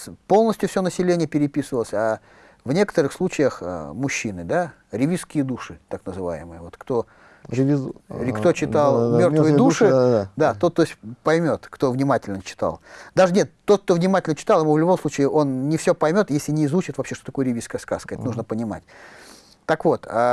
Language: Russian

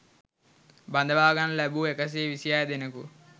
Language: Sinhala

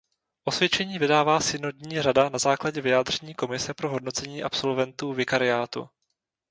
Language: Czech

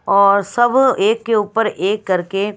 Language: Hindi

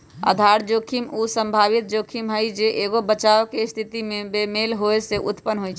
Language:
Magahi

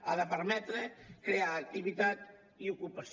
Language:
Catalan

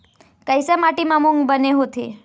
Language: Chhattisgarhi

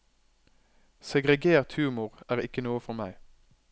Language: Norwegian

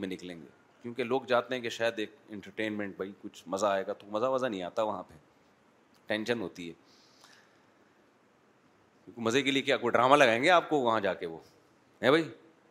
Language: Urdu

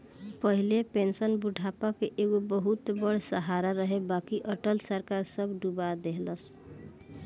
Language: Bhojpuri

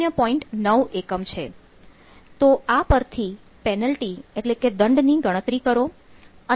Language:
Gujarati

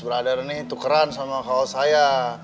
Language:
Indonesian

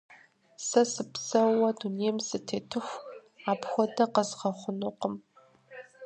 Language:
Kabardian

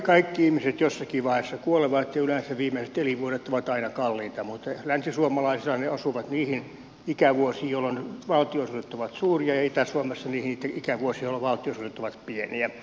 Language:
Finnish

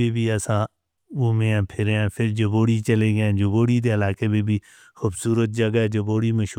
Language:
Northern Hindko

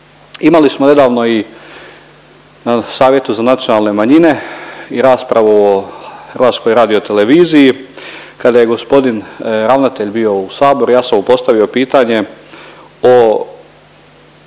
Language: Croatian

